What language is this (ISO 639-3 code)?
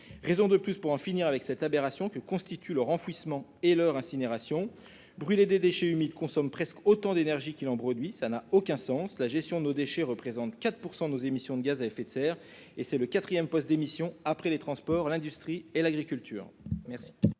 fra